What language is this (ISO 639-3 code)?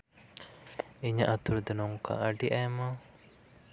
sat